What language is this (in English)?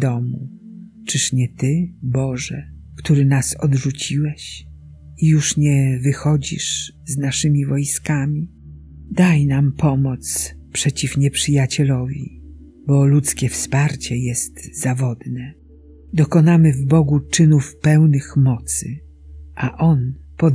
Polish